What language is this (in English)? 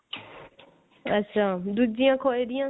Punjabi